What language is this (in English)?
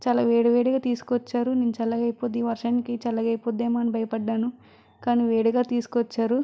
Telugu